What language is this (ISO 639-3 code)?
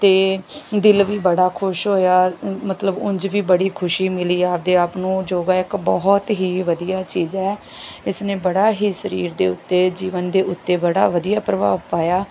pan